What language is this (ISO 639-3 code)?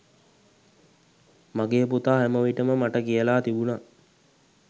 sin